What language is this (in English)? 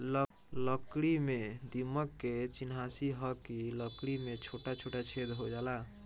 Bhojpuri